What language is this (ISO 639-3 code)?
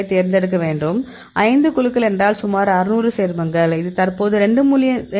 tam